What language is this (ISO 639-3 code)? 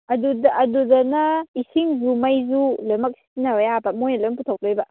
mni